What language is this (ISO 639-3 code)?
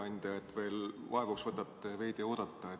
est